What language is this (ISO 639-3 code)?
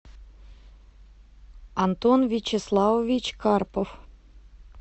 rus